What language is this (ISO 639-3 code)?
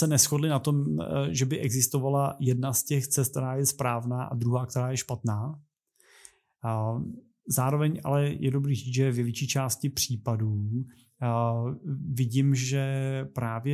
ces